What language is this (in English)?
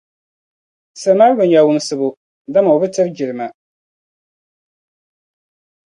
Dagbani